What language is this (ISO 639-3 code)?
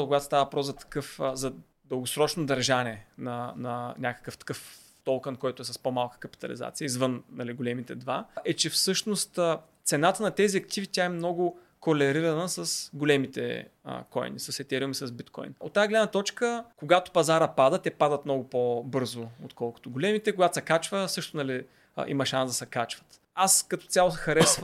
bul